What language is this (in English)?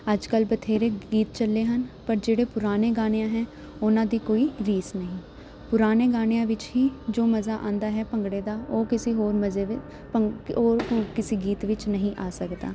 Punjabi